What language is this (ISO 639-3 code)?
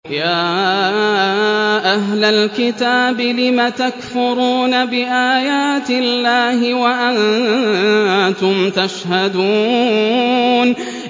ara